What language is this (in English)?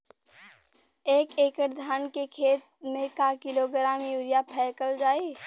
Bhojpuri